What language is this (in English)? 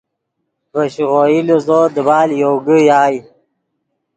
Yidgha